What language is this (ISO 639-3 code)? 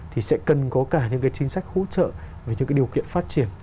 vie